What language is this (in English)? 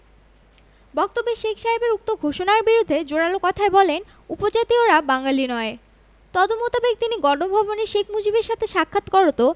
Bangla